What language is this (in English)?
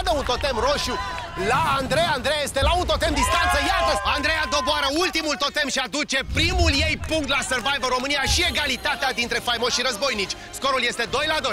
Romanian